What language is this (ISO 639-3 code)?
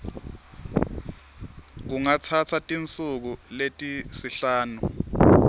ssw